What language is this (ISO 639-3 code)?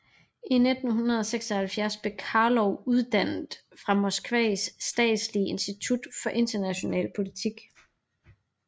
dan